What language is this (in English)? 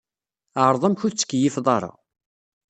Kabyle